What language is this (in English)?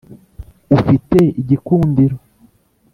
Kinyarwanda